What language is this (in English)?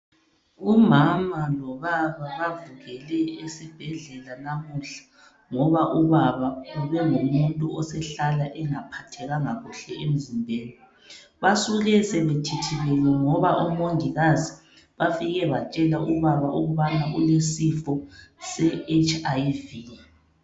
North Ndebele